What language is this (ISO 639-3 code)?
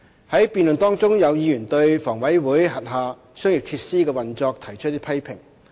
yue